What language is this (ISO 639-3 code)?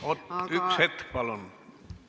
est